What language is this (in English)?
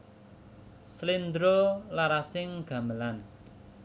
Javanese